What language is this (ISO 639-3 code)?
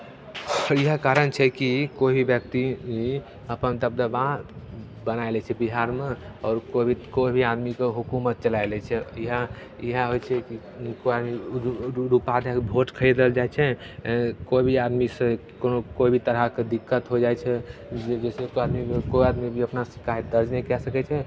mai